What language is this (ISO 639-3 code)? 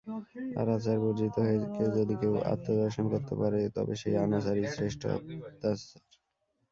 ben